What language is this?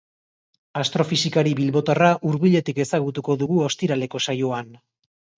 Basque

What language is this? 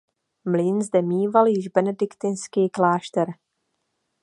Czech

